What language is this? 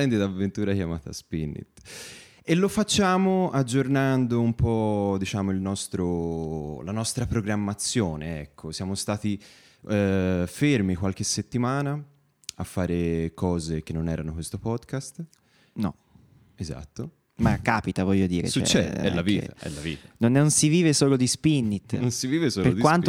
Italian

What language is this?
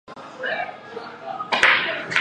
Chinese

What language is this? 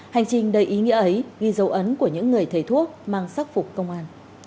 Vietnamese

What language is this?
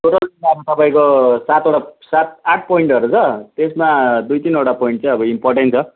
Nepali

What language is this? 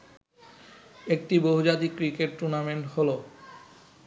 Bangla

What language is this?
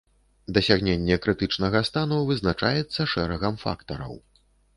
Belarusian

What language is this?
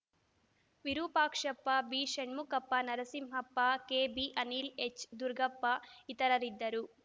Kannada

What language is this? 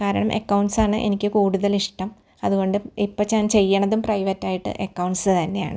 Malayalam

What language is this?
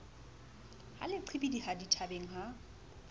Southern Sotho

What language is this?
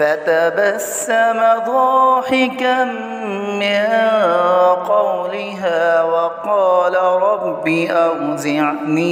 Arabic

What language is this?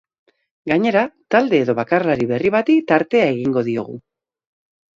Basque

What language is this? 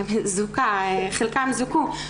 Hebrew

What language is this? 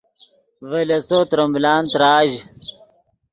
Yidgha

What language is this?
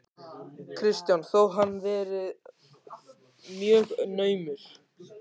Icelandic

